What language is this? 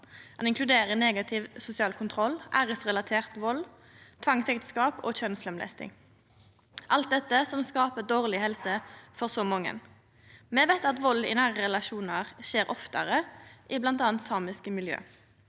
Norwegian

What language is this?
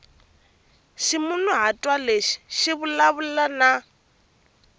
Tsonga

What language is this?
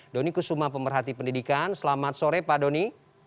Indonesian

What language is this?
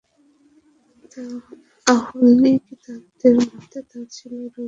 Bangla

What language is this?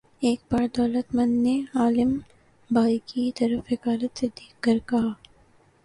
Urdu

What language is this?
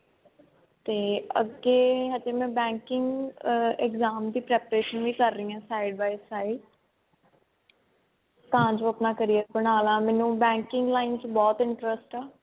Punjabi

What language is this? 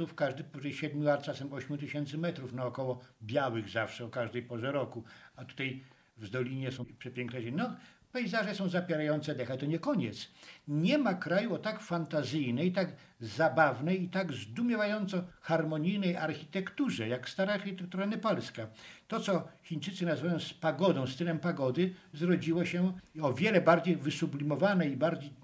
Polish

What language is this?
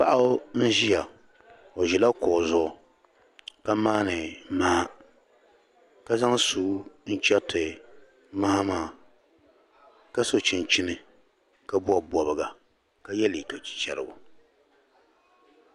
Dagbani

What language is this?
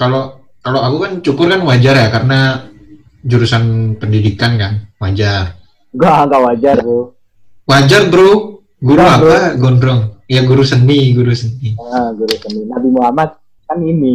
Indonesian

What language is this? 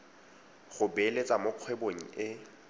Tswana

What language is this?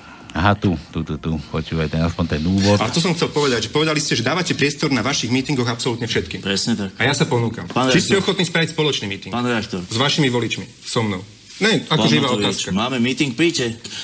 Slovak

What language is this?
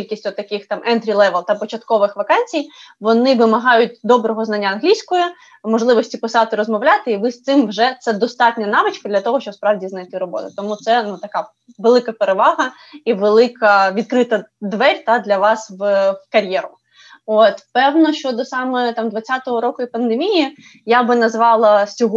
Ukrainian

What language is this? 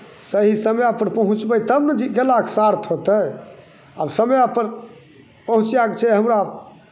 Maithili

